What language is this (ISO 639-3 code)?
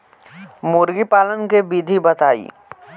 bho